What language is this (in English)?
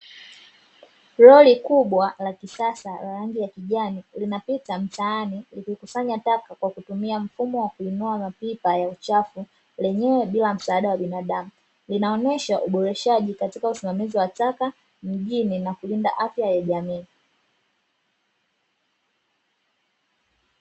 Swahili